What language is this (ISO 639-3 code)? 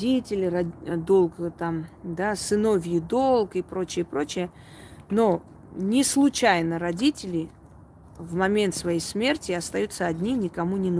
rus